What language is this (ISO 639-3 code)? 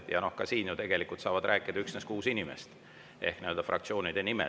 est